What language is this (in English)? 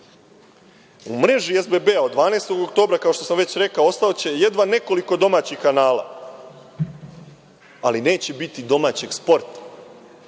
Serbian